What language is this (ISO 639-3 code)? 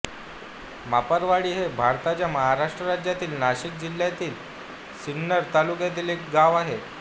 mar